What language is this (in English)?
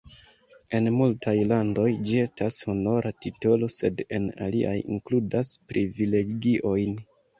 Esperanto